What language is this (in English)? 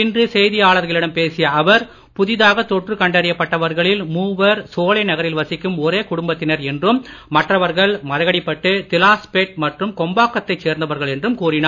Tamil